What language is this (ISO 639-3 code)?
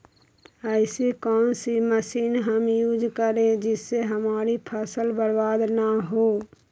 mag